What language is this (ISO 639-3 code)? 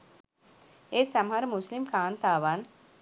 sin